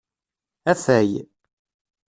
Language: Kabyle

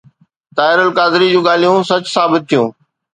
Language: Sindhi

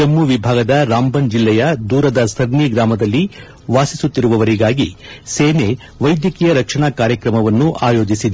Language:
Kannada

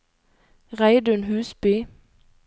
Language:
Norwegian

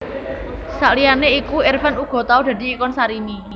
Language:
Javanese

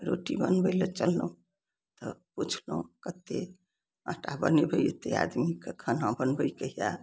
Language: Maithili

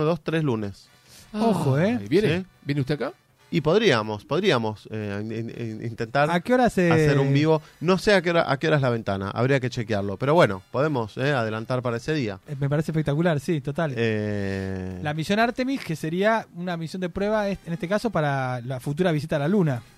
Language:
Spanish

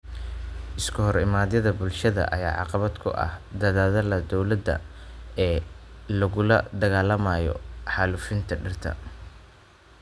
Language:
Somali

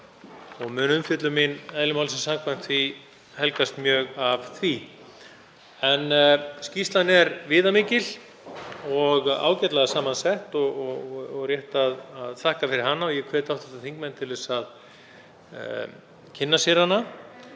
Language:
Icelandic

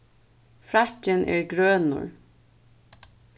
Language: Faroese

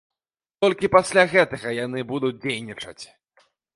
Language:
Belarusian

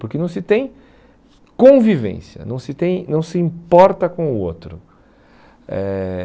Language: Portuguese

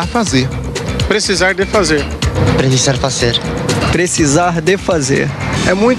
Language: Portuguese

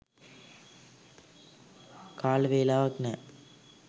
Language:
Sinhala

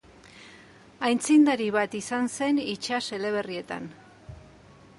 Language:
Basque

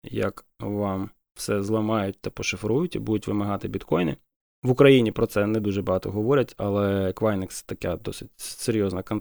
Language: Ukrainian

